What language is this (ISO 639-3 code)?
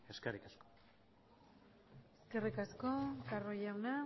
eus